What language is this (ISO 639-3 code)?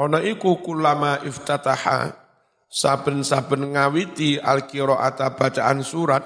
ind